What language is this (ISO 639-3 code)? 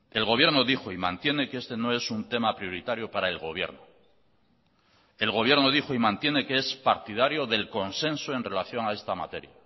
spa